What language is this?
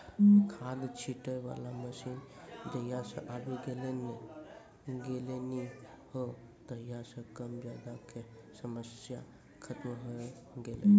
Maithili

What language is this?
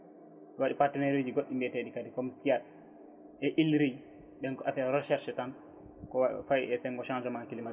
Fula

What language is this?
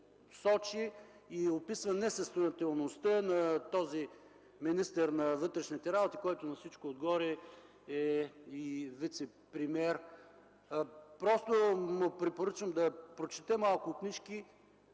Bulgarian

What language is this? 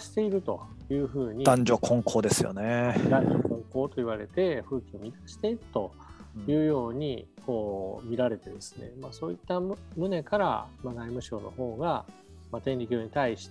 Japanese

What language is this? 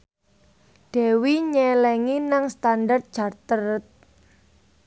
Javanese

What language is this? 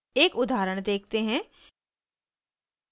Hindi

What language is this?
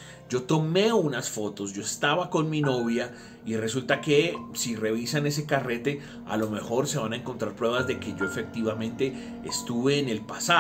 Spanish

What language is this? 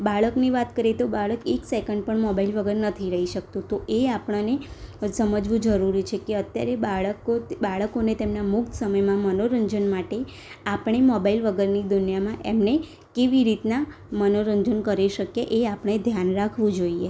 Gujarati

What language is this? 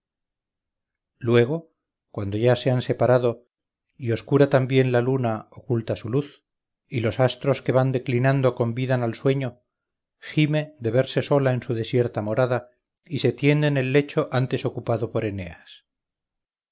Spanish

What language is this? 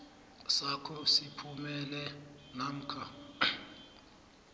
South Ndebele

